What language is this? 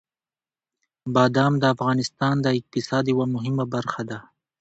Pashto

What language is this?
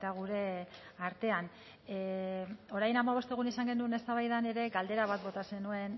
Basque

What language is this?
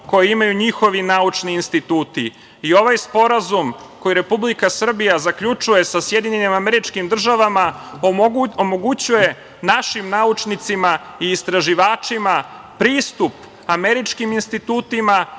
Serbian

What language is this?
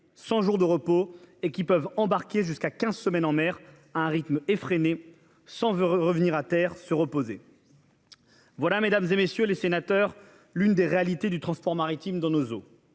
French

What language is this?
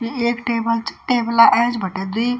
Garhwali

